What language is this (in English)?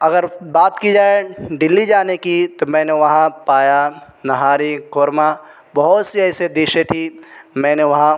Urdu